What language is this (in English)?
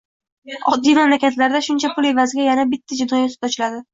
Uzbek